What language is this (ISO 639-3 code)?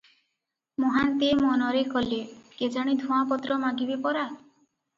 ori